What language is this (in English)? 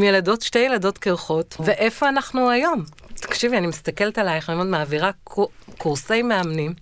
Hebrew